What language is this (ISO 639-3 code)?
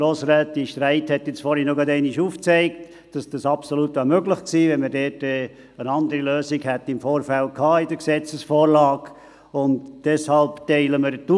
gsw